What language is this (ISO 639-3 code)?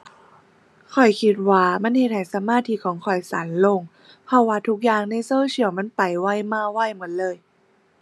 tha